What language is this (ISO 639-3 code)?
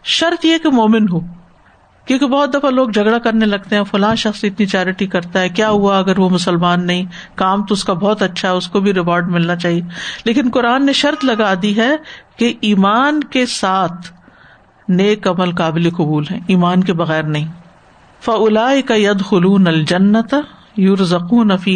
urd